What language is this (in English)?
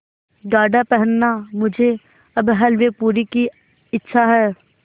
Hindi